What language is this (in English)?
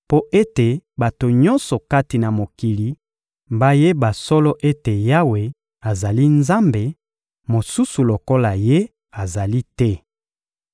Lingala